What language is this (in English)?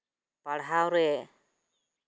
Santali